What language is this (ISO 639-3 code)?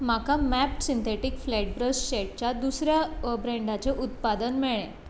kok